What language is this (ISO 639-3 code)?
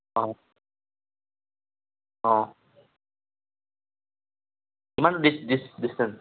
asm